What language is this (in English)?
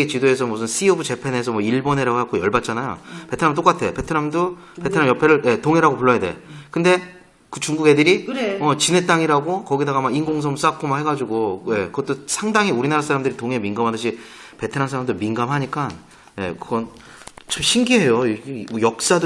Korean